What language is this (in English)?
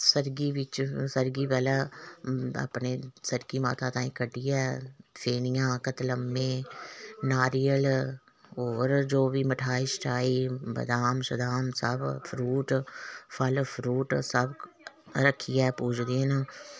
Dogri